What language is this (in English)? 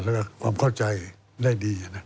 Thai